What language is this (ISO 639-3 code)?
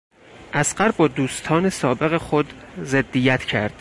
fas